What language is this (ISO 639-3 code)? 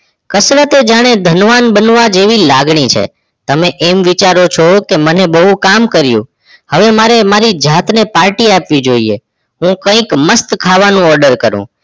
guj